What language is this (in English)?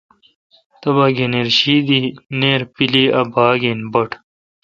Kalkoti